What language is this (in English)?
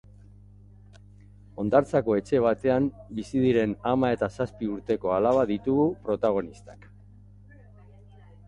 Basque